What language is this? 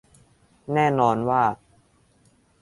Thai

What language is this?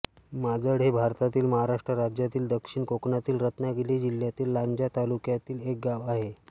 Marathi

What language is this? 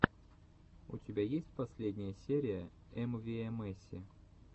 Russian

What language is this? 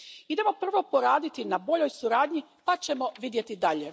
Croatian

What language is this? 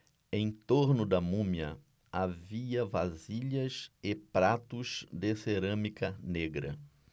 Portuguese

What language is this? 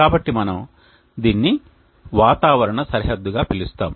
Telugu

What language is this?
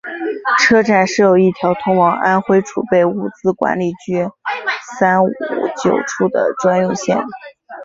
Chinese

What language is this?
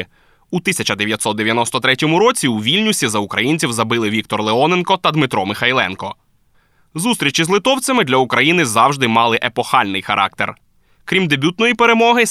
Ukrainian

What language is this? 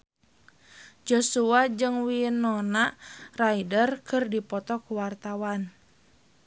Sundanese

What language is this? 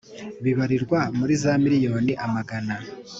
Kinyarwanda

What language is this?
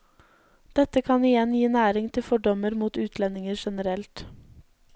Norwegian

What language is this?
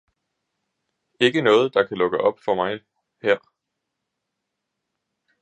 Danish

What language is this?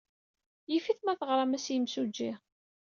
Kabyle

